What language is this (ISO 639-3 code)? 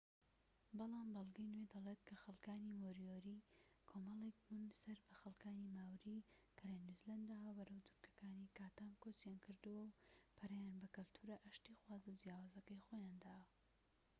ckb